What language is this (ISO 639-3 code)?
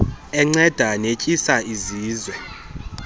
xho